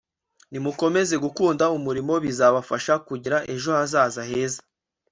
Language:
Kinyarwanda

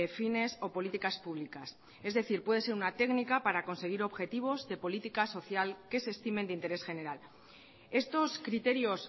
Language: Spanish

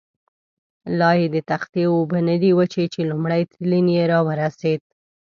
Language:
Pashto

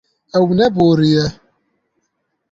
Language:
Kurdish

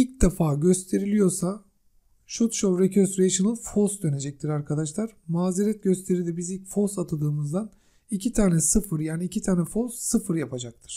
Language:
Turkish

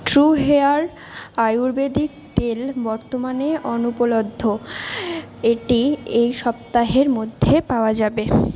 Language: Bangla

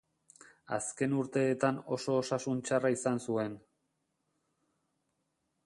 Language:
Basque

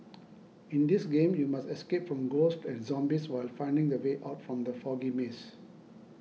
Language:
English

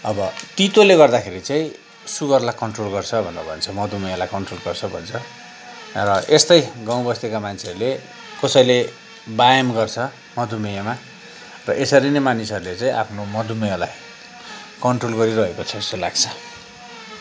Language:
Nepali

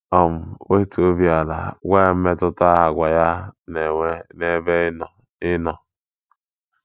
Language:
Igbo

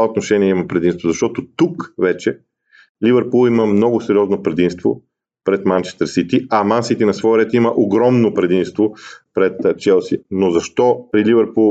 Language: Bulgarian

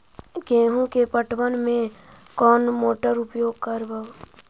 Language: Magahi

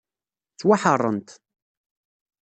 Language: Kabyle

